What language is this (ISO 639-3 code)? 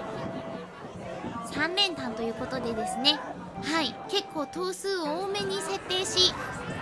jpn